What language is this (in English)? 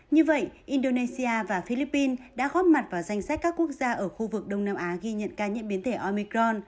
Vietnamese